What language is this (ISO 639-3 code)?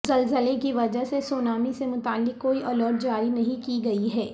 urd